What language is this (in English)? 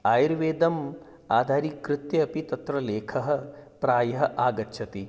Sanskrit